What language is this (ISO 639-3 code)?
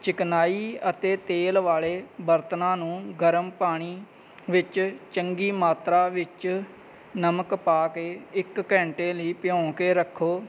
pan